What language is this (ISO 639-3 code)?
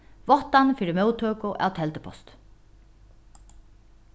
fao